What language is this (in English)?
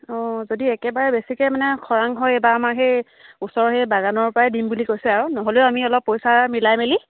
Assamese